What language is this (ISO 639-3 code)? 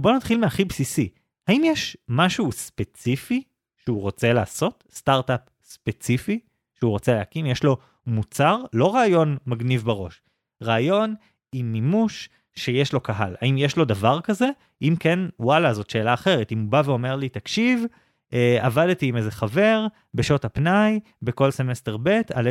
heb